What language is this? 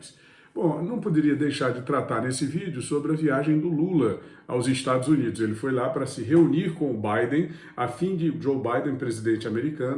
Portuguese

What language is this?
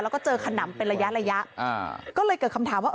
Thai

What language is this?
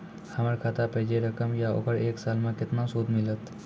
Maithili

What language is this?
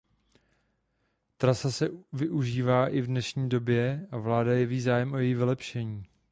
Czech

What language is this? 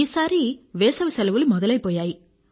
Telugu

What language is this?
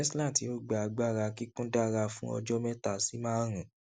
Yoruba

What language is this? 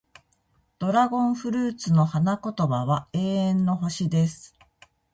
Japanese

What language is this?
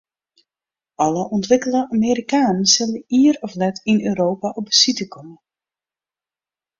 Western Frisian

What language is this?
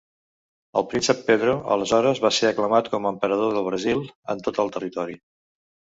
Catalan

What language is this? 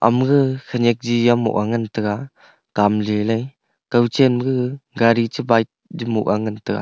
Wancho Naga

